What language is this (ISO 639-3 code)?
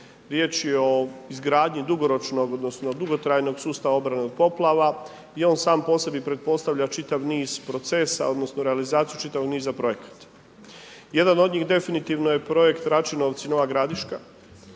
hrv